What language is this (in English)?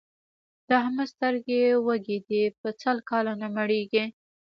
Pashto